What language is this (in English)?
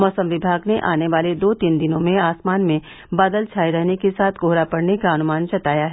Hindi